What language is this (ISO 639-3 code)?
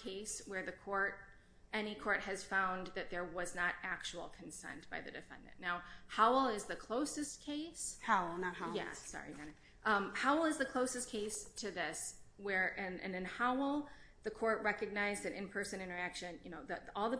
eng